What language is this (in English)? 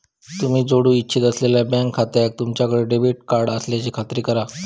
Marathi